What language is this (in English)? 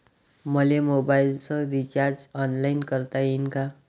Marathi